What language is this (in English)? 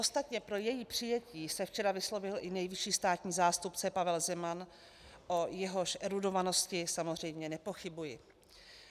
Czech